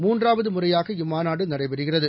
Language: Tamil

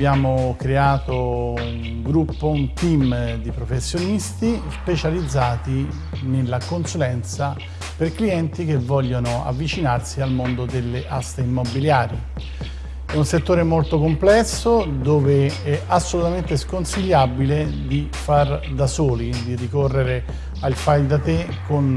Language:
Italian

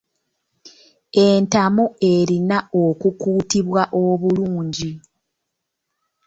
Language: Ganda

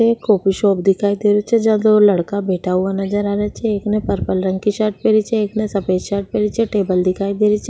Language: Rajasthani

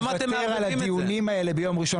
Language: Hebrew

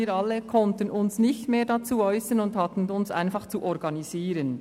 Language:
Swiss German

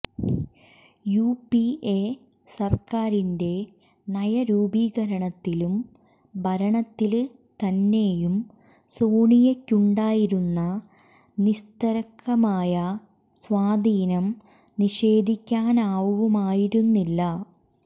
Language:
Malayalam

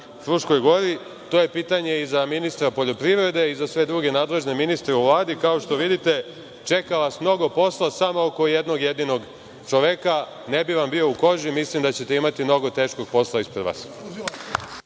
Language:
Serbian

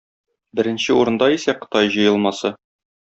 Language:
Tatar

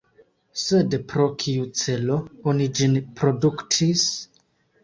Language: Esperanto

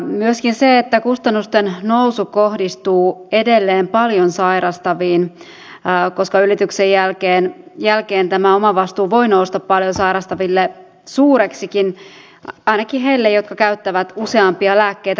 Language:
Finnish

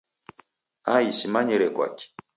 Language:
Taita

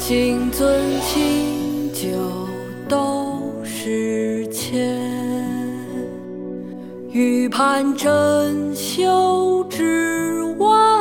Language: Chinese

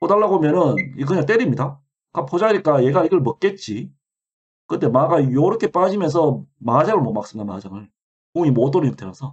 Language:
Korean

